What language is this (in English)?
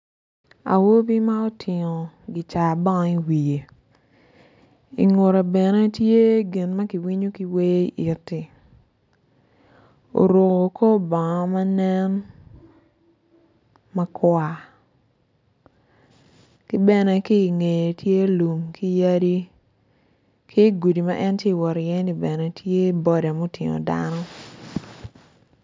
Acoli